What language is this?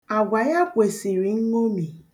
Igbo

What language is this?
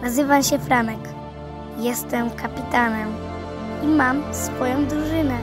Polish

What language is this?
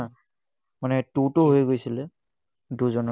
Assamese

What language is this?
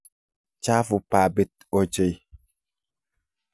Kalenjin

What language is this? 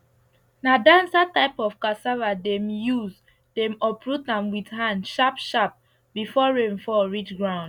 Nigerian Pidgin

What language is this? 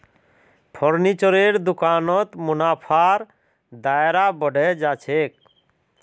Magahi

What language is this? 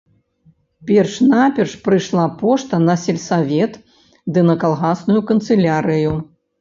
Belarusian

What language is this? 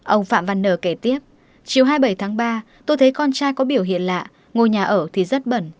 Vietnamese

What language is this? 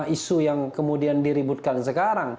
Indonesian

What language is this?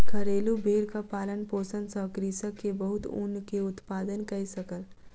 Maithili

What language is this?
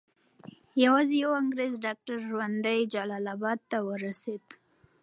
Pashto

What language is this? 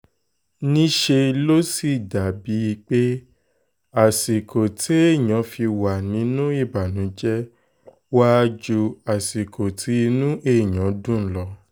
Yoruba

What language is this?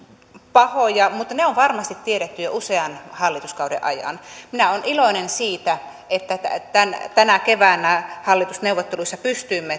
Finnish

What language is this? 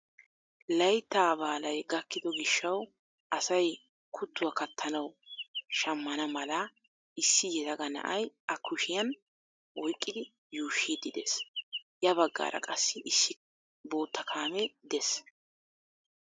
Wolaytta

